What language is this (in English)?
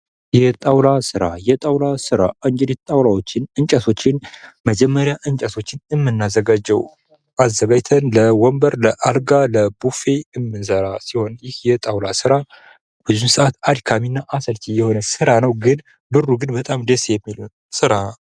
Amharic